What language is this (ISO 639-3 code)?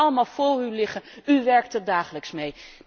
nld